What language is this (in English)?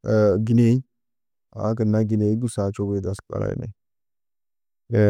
Tedaga